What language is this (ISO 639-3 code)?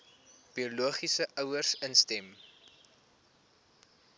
afr